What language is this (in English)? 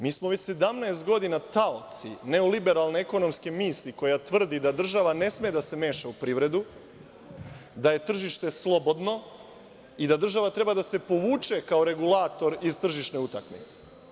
Serbian